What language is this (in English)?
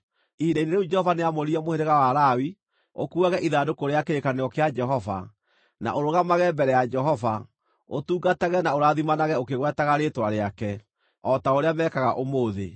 Kikuyu